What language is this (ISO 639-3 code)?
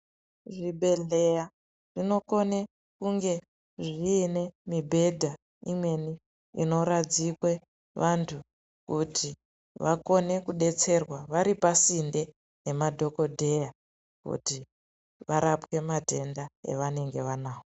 ndc